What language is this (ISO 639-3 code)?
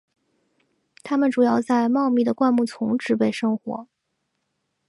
zho